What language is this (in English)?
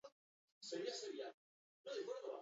Basque